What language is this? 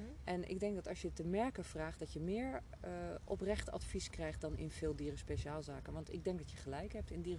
Dutch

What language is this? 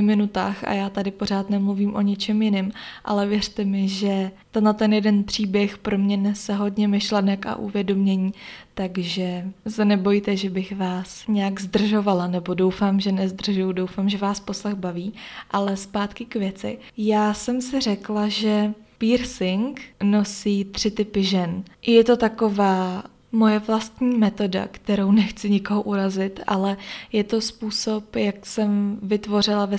Czech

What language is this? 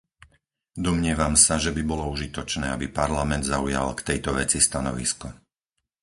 Slovak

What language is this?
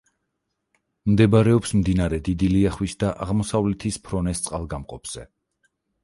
Georgian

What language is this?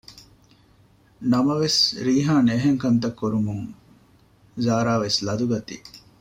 Divehi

